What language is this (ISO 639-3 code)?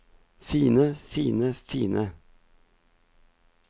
nor